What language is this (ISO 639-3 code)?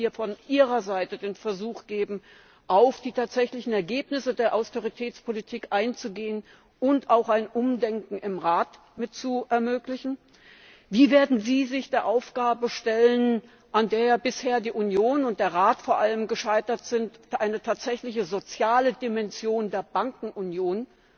deu